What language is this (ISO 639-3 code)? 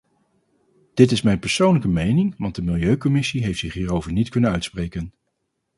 nld